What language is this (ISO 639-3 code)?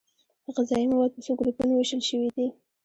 pus